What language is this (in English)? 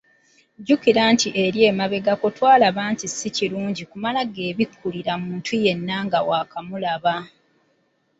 Ganda